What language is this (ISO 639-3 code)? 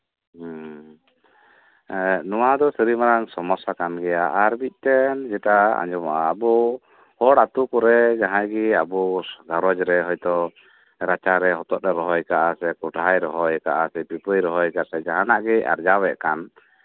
sat